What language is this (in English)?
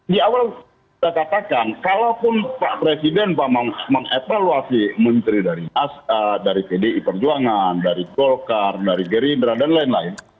Indonesian